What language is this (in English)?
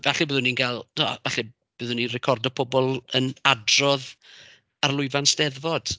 Welsh